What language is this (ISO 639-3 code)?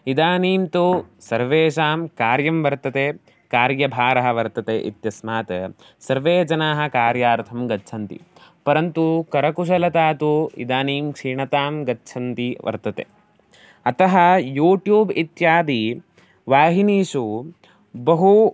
san